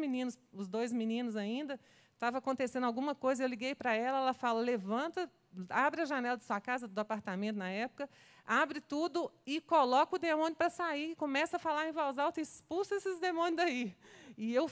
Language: Portuguese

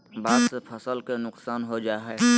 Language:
Magahi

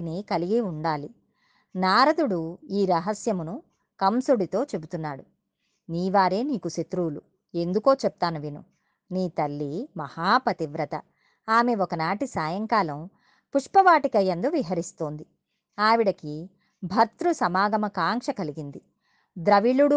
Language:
Telugu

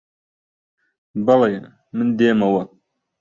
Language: Central Kurdish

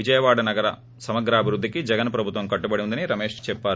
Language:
Telugu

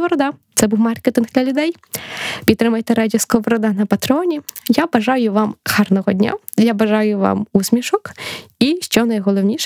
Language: Ukrainian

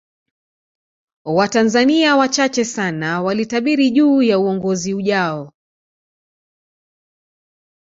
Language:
Swahili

